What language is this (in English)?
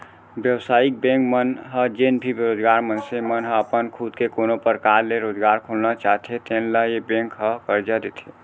Chhattisgarhi